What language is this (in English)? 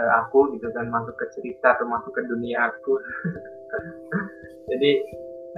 Indonesian